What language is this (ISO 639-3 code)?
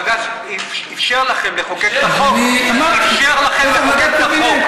heb